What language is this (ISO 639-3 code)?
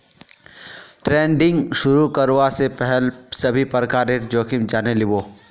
mag